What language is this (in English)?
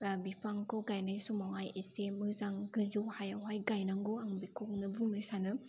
Bodo